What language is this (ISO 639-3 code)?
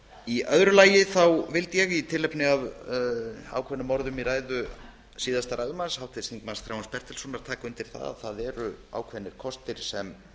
isl